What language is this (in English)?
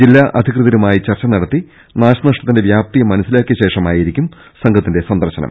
Malayalam